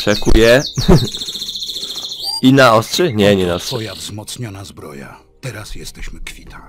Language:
Polish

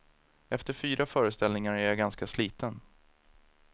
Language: Swedish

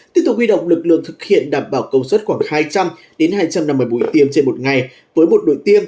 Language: Vietnamese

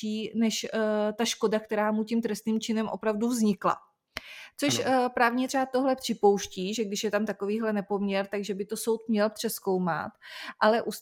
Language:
Czech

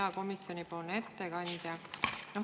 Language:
Estonian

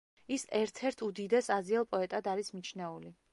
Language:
Georgian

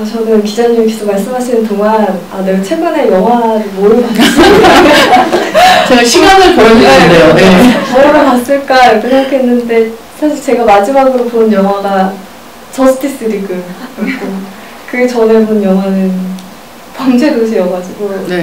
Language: Korean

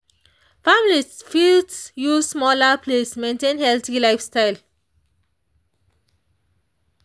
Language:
Nigerian Pidgin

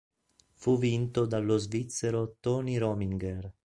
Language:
Italian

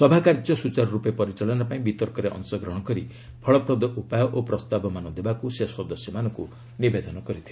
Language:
Odia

